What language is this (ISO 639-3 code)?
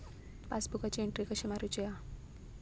mar